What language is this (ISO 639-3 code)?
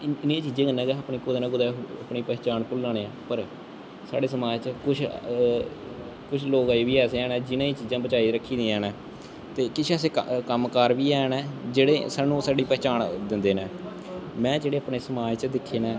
doi